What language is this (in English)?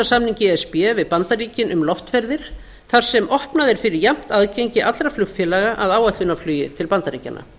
Icelandic